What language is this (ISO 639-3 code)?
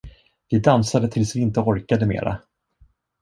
swe